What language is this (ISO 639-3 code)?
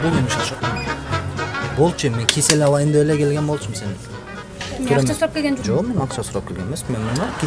tur